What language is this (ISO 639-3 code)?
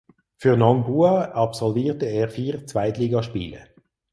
deu